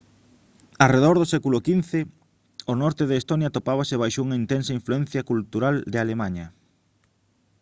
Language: Galician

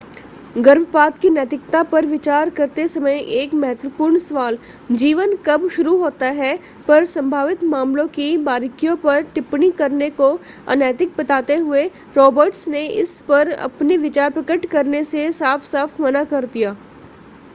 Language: Hindi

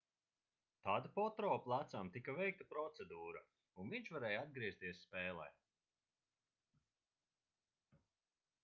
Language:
Latvian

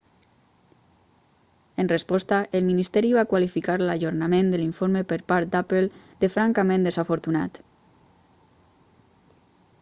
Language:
Catalan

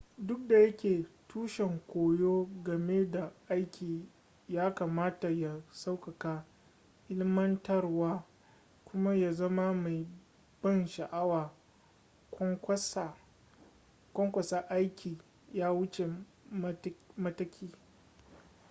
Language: Hausa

